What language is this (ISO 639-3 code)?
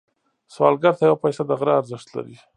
pus